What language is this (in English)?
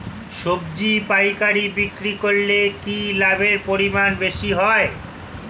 Bangla